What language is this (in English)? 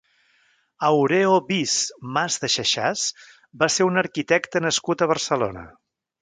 Catalan